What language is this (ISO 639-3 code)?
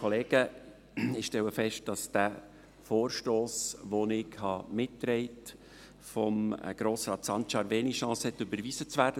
gsw